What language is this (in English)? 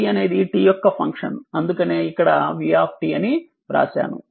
Telugu